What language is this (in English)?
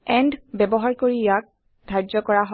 Assamese